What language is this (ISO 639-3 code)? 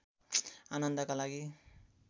nep